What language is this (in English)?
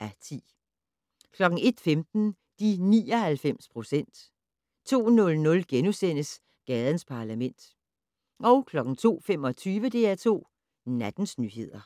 Danish